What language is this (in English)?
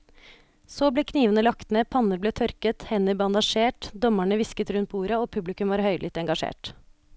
Norwegian